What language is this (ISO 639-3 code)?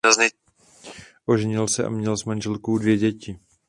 ces